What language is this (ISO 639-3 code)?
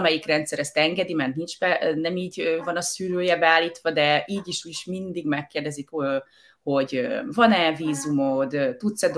hun